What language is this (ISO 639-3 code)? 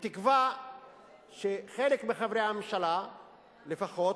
heb